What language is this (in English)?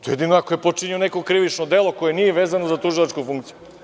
Serbian